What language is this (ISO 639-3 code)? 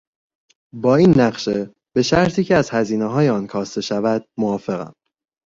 fas